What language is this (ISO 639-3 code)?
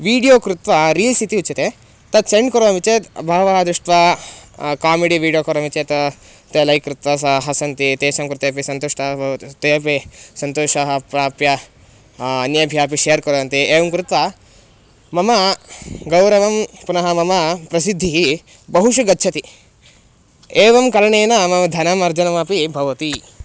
san